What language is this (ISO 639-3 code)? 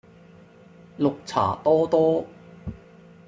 yue